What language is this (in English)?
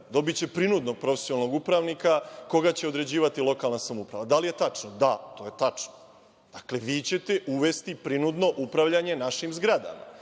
Serbian